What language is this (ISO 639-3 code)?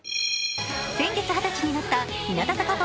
jpn